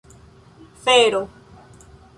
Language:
Esperanto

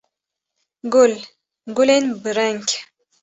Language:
Kurdish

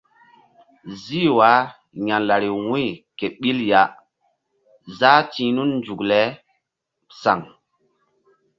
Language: Mbum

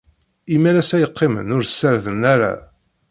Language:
Kabyle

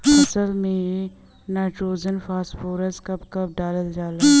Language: Bhojpuri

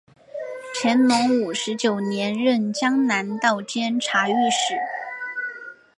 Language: Chinese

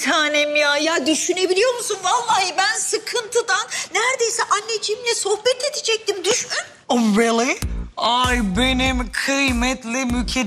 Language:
Turkish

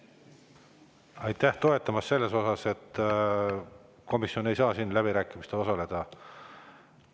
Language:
Estonian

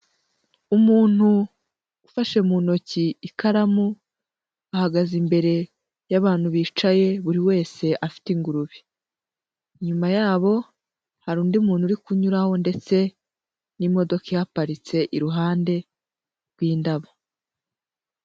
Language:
Kinyarwanda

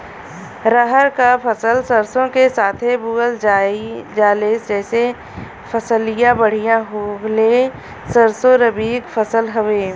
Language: Bhojpuri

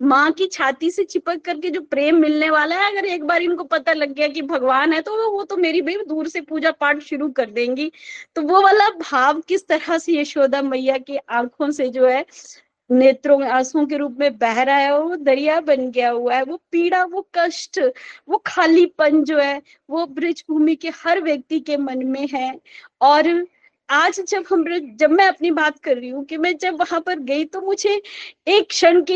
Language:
Hindi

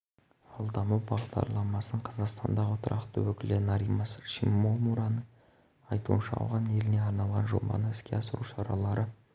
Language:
Kazakh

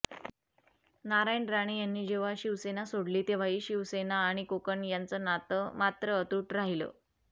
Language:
Marathi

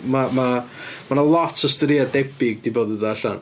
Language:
Welsh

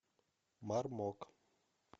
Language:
Russian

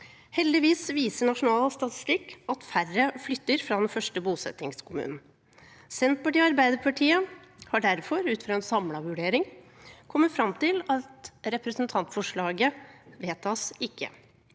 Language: Norwegian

